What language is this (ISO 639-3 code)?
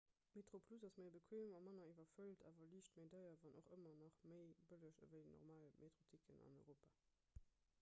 ltz